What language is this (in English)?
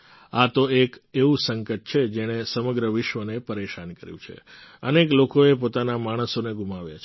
Gujarati